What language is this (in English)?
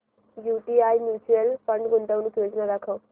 Marathi